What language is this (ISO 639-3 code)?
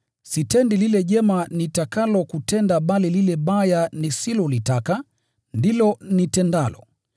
swa